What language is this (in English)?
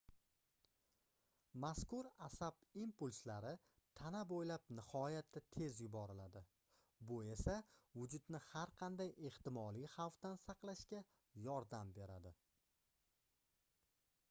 Uzbek